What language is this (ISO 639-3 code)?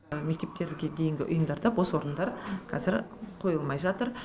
kaz